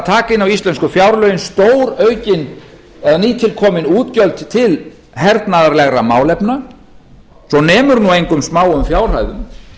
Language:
Icelandic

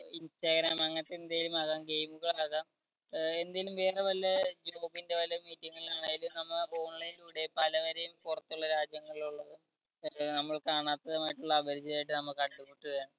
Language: Malayalam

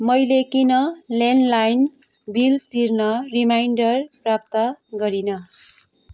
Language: Nepali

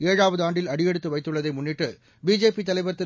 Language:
Tamil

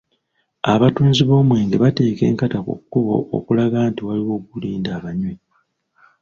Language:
Ganda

